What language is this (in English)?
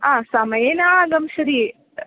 Sanskrit